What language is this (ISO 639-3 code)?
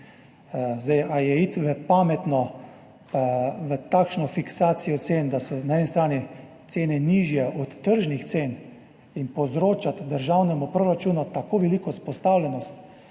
slv